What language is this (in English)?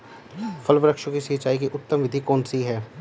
Hindi